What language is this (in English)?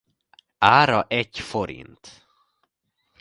Hungarian